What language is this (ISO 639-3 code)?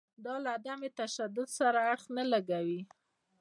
pus